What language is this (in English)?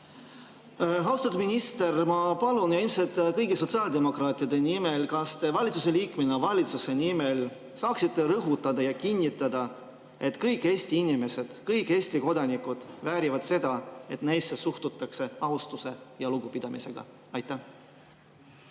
Estonian